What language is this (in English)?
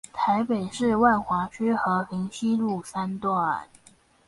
Chinese